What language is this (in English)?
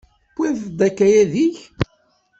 Kabyle